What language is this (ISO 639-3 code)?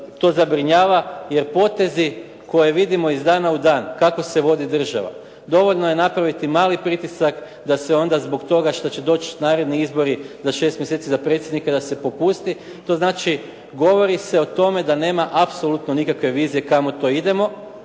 hrv